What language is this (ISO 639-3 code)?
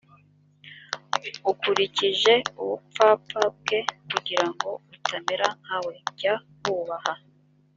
kin